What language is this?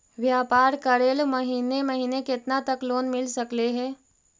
Magahi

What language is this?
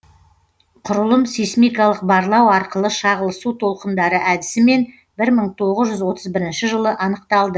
Kazakh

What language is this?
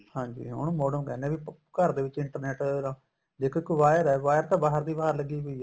Punjabi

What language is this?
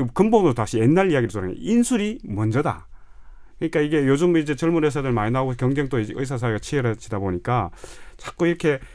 Korean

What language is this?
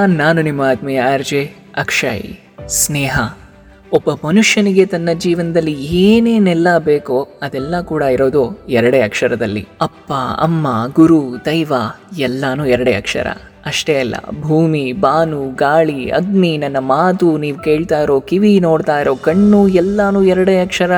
Telugu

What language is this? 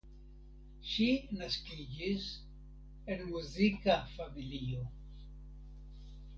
Esperanto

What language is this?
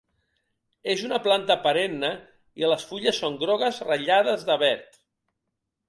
Catalan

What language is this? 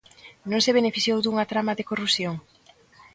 Galician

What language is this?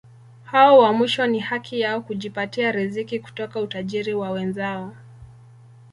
Swahili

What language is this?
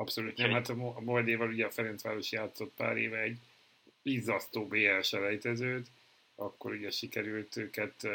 Hungarian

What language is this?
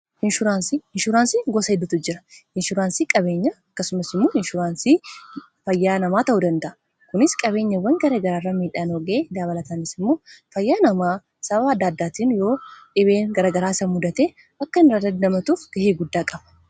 Oromo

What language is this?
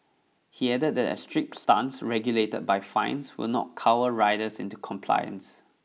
English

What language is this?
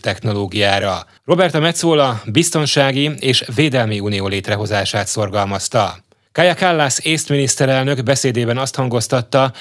Hungarian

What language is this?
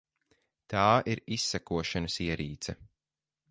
Latvian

